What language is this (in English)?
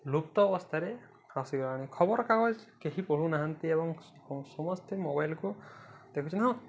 Odia